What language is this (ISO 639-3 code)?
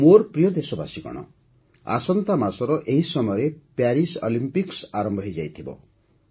ori